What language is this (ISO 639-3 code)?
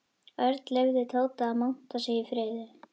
isl